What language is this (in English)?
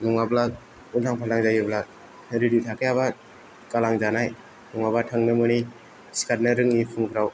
Bodo